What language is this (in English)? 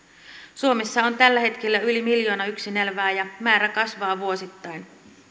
Finnish